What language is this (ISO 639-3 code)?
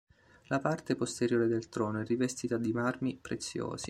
ita